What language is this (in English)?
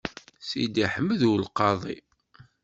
Kabyle